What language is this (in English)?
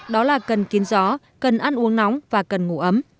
Vietnamese